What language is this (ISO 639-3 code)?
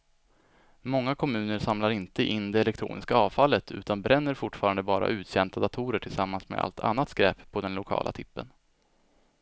swe